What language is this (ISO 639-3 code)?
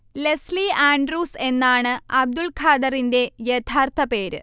mal